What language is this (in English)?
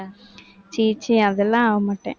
Tamil